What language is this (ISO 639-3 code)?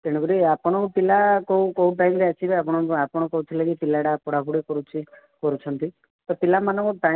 ori